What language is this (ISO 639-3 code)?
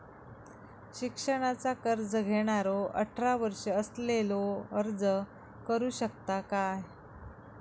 mar